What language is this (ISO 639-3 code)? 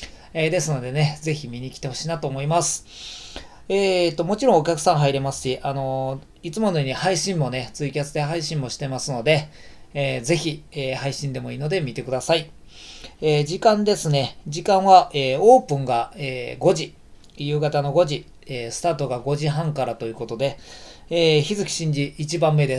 jpn